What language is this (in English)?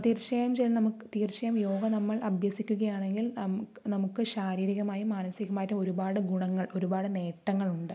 Malayalam